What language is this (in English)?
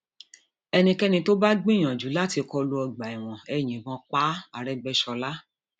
Yoruba